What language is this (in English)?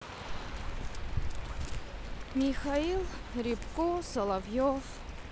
Russian